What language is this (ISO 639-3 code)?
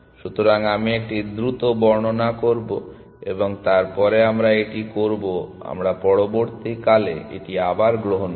ben